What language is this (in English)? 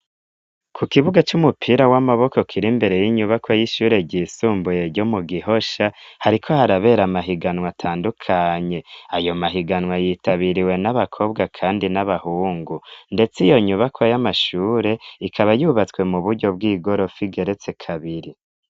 Rundi